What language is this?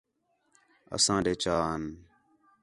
Khetrani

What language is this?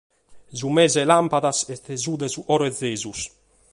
Sardinian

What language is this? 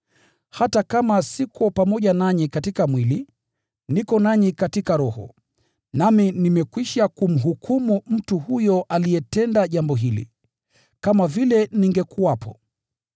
Swahili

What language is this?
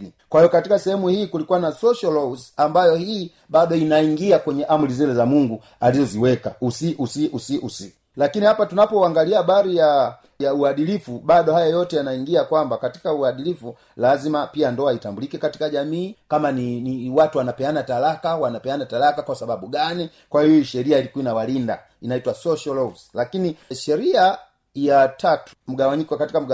Swahili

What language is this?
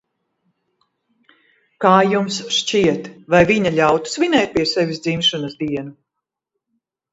Latvian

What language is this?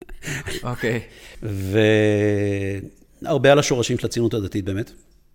Hebrew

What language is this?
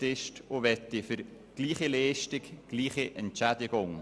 Swiss German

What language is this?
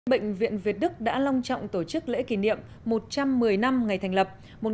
Vietnamese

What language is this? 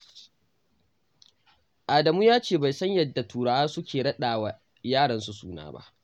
Hausa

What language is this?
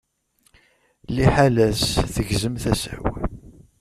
Kabyle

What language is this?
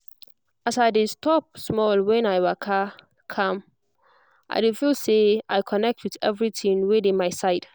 Nigerian Pidgin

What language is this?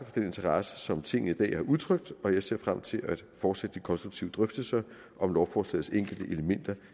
Danish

